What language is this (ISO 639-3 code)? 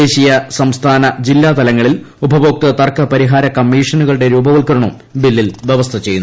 mal